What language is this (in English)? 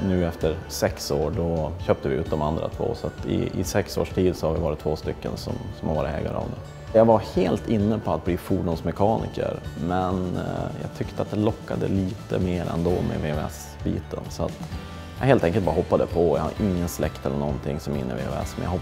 Swedish